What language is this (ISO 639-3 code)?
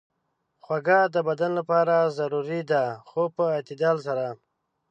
pus